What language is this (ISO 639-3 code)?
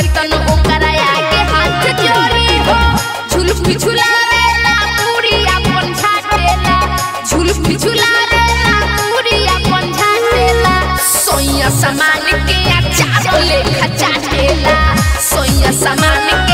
tha